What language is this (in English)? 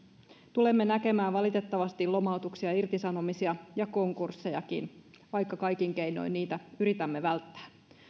Finnish